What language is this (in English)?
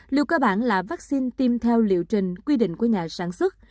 Vietnamese